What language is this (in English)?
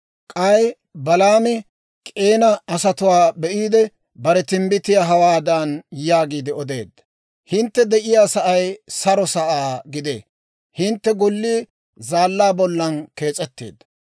Dawro